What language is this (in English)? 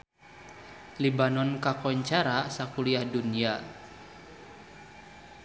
Sundanese